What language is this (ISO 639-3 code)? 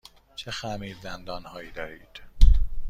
fas